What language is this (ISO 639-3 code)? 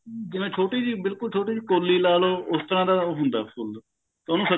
pan